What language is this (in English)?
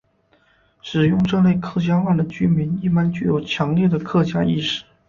Chinese